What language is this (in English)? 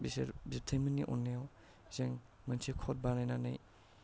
Bodo